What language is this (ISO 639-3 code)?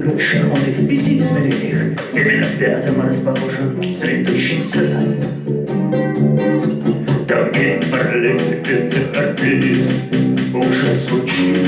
rus